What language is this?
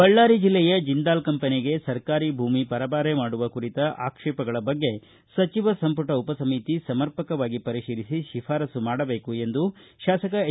Kannada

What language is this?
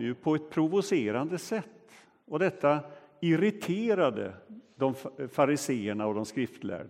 Swedish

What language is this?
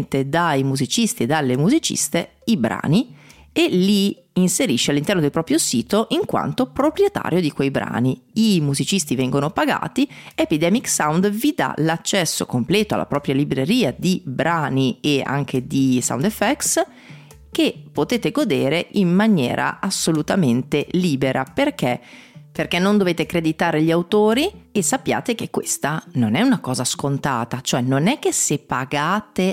Italian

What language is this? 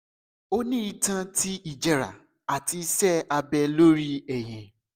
Yoruba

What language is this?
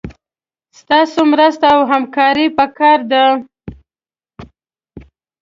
Pashto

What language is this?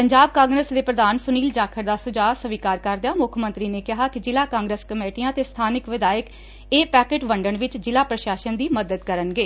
Punjabi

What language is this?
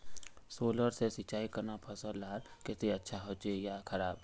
Magahi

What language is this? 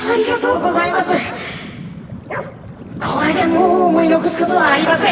Japanese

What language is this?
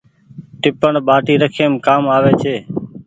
Goaria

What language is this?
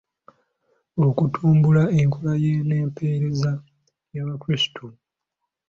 Ganda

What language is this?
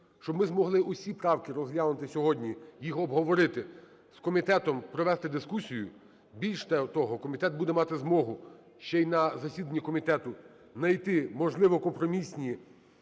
Ukrainian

